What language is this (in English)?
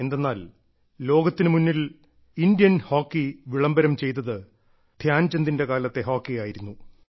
Malayalam